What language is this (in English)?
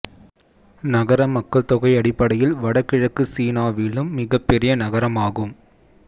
Tamil